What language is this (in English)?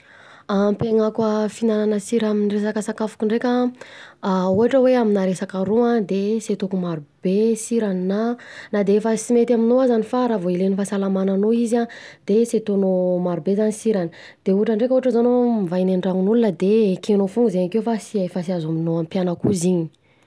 Southern Betsimisaraka Malagasy